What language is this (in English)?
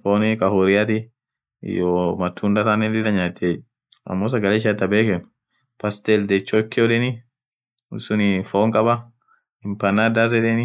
Orma